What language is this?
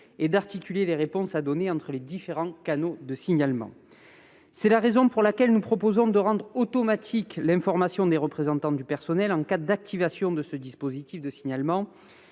French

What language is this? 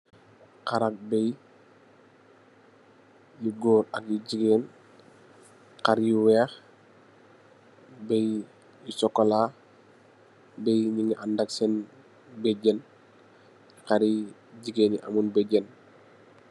Wolof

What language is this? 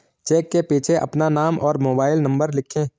Hindi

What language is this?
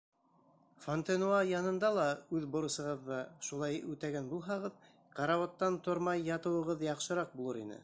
Bashkir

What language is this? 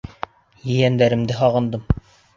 Bashkir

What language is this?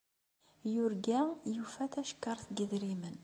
Kabyle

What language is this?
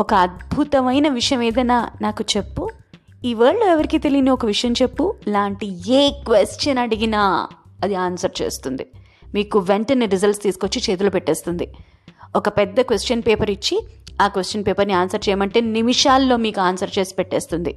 Telugu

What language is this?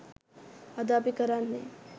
Sinhala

